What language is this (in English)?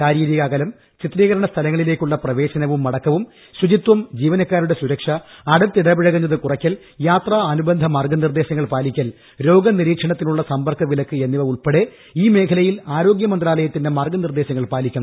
Malayalam